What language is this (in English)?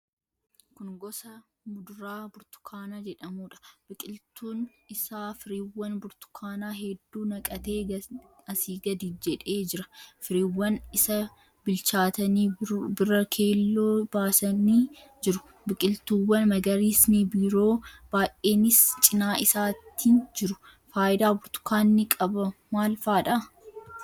Oromo